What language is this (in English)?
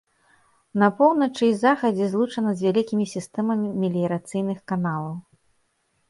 Belarusian